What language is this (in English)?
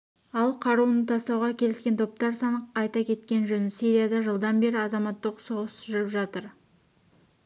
Kazakh